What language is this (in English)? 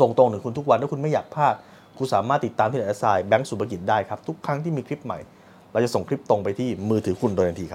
Thai